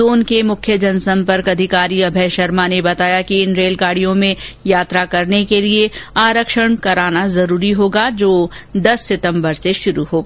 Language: Hindi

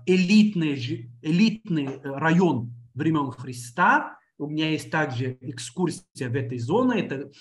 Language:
Russian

